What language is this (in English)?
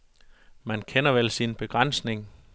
Danish